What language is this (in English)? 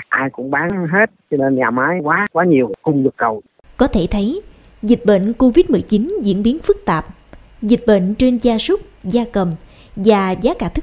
Vietnamese